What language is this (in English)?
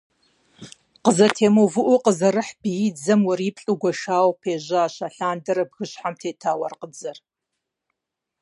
Kabardian